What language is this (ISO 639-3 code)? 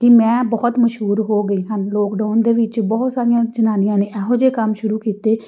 pan